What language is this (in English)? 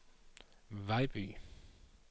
Danish